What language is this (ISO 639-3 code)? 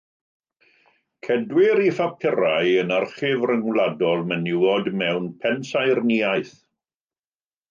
cym